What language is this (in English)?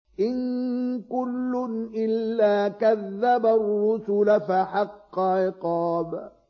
Arabic